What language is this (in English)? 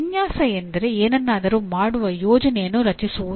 Kannada